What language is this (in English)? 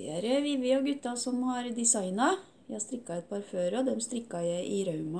Norwegian